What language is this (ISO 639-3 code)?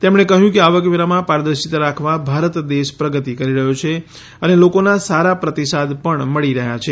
guj